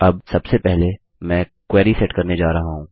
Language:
Hindi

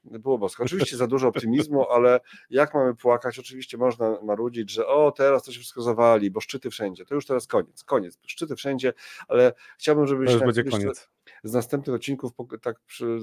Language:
Polish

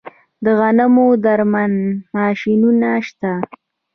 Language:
Pashto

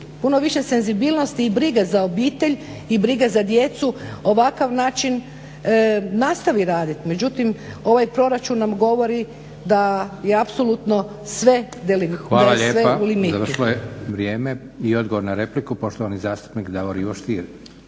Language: Croatian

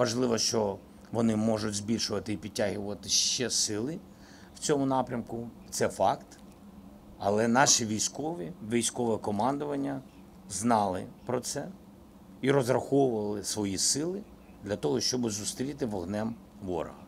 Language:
Ukrainian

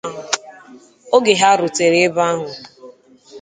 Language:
Igbo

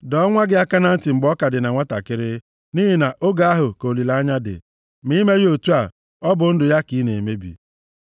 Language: Igbo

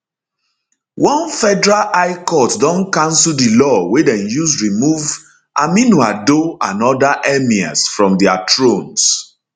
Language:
Nigerian Pidgin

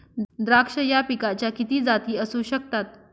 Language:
Marathi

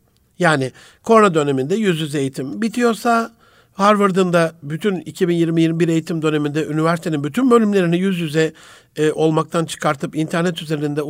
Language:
Turkish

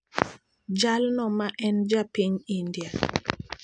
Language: Luo (Kenya and Tanzania)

